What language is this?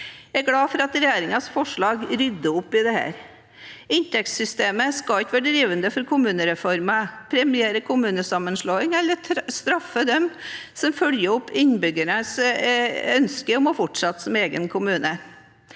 Norwegian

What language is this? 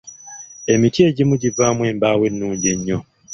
Ganda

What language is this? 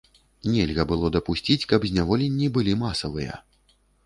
Belarusian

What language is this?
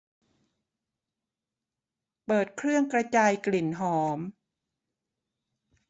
Thai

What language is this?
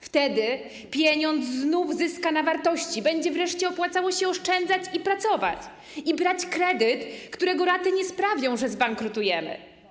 Polish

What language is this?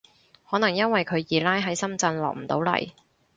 Cantonese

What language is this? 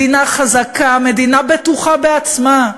Hebrew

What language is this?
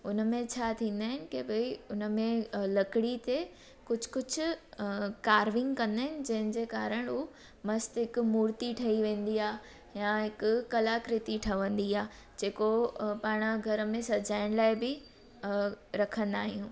Sindhi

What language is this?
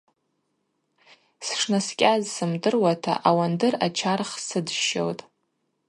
Abaza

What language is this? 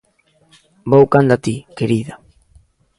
Galician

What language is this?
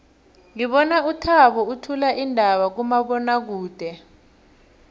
South Ndebele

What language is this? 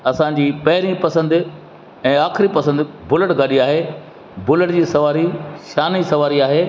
Sindhi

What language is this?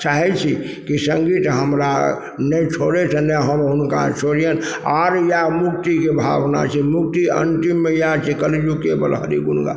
Maithili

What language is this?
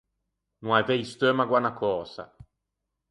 Ligurian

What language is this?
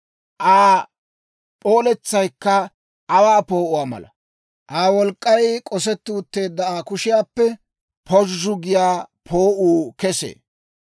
Dawro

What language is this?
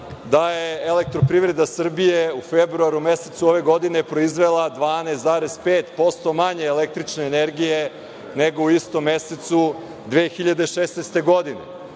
Serbian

